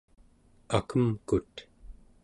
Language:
Central Yupik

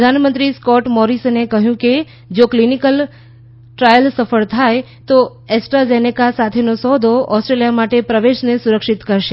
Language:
Gujarati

